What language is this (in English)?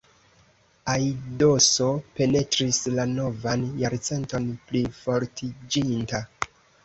Esperanto